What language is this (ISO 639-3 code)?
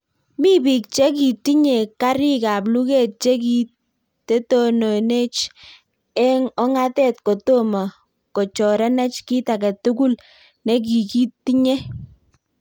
kln